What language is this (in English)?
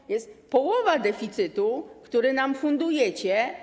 Polish